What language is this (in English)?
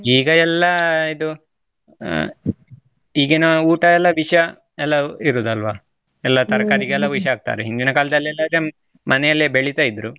Kannada